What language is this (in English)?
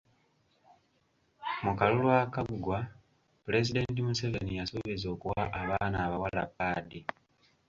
Ganda